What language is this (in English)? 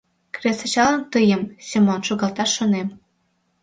Mari